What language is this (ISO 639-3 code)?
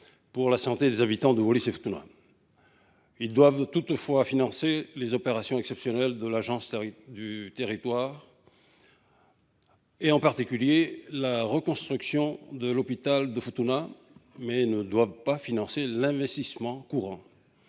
fra